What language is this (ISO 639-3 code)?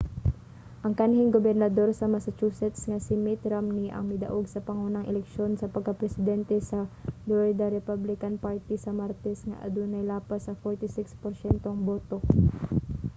ceb